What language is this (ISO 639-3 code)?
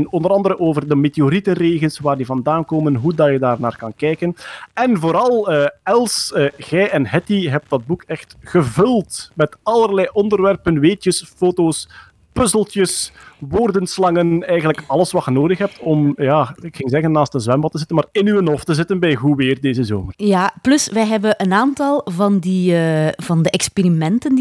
nld